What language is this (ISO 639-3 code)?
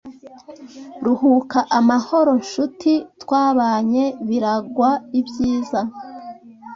kin